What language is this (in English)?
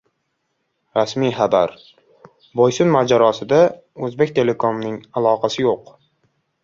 Uzbek